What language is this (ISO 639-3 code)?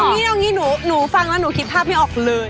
tha